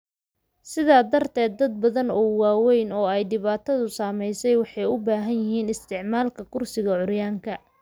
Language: Somali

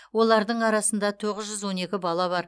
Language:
Kazakh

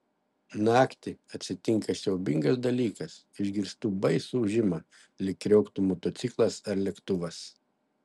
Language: Lithuanian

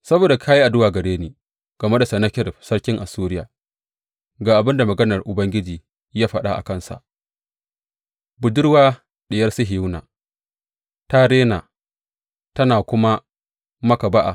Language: Hausa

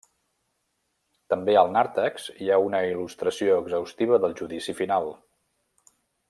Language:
Catalan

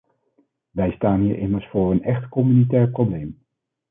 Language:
Dutch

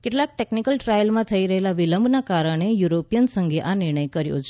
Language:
Gujarati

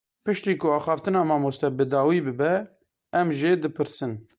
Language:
Kurdish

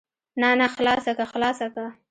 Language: Pashto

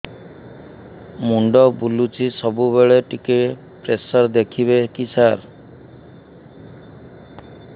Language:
Odia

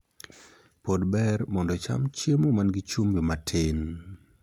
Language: Luo (Kenya and Tanzania)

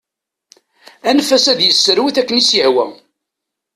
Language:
Kabyle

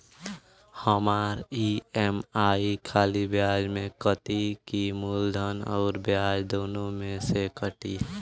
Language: Bhojpuri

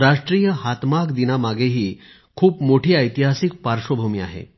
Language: Marathi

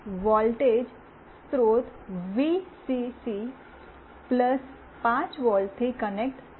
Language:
Gujarati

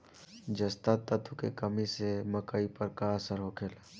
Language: Bhojpuri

